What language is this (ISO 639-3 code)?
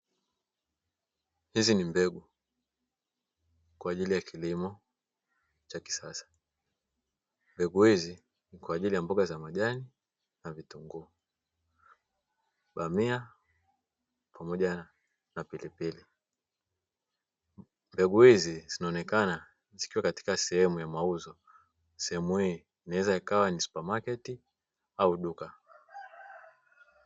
swa